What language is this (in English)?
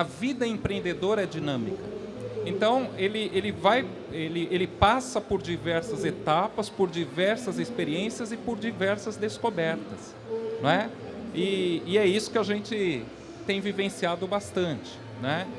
Portuguese